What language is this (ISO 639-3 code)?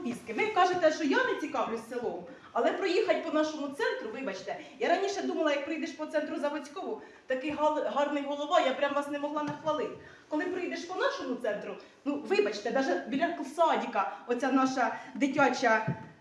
ukr